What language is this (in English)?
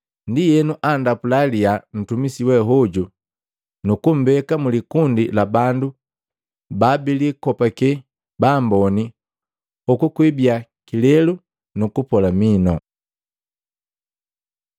Matengo